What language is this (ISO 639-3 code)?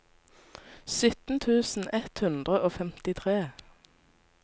nor